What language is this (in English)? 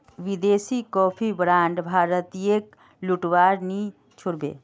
Magahi